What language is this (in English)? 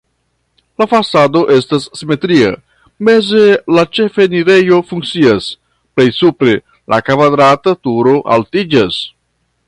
Esperanto